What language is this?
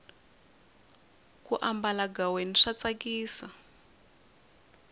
Tsonga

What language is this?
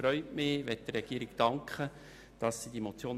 Swiss German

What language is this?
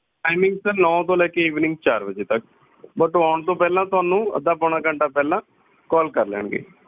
Punjabi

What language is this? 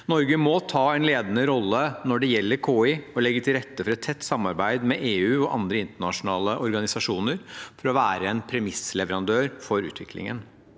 Norwegian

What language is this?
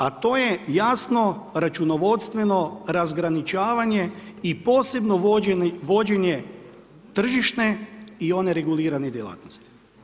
Croatian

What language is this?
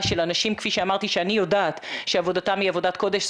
Hebrew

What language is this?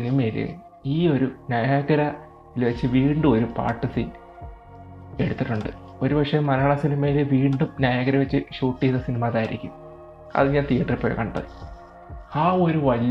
Malayalam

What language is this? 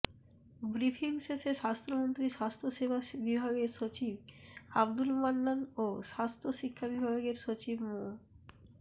Bangla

